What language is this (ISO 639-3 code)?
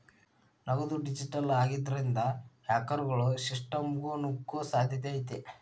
kan